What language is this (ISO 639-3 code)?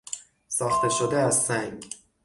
fas